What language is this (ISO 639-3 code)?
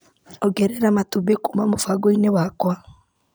kik